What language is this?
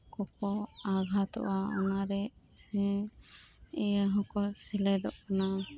Santali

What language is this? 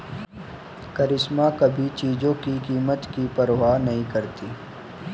Hindi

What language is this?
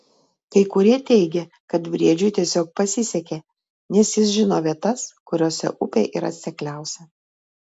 Lithuanian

